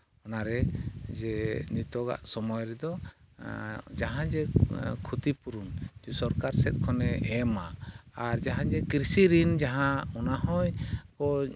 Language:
Santali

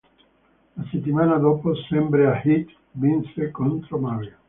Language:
Italian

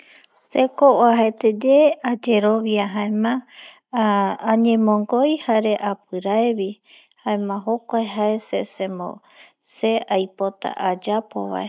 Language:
Eastern Bolivian Guaraní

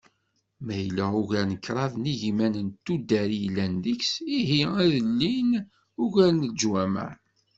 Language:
Kabyle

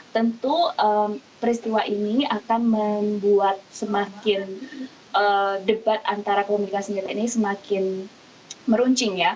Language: Indonesian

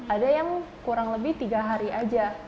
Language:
Indonesian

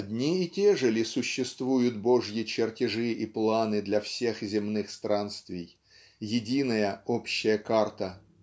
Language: Russian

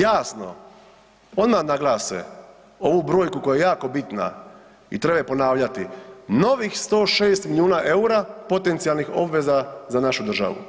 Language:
Croatian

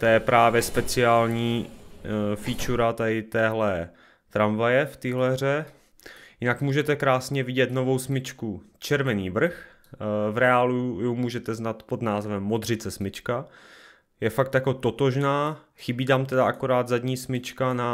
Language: Czech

